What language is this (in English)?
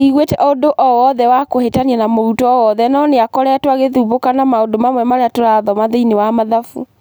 Kikuyu